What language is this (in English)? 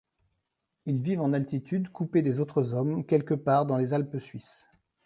French